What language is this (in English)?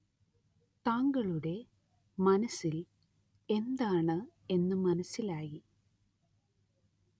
Malayalam